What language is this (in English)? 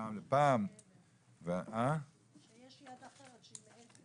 Hebrew